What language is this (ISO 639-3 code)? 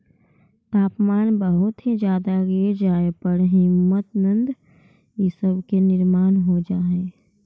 mag